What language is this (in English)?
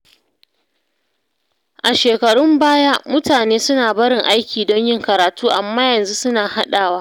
Hausa